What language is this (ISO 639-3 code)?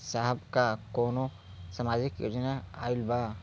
bho